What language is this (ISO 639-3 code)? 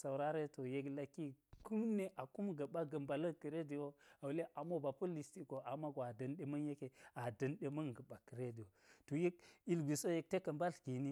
gyz